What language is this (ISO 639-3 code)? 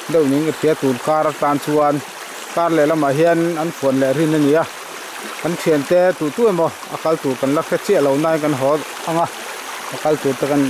tha